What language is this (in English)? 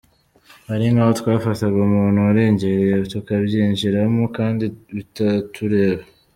Kinyarwanda